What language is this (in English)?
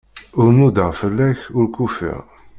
Kabyle